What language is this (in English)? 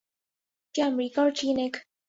Urdu